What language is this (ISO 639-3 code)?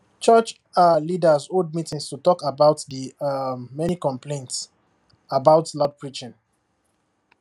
pcm